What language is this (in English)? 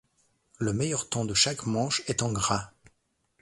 French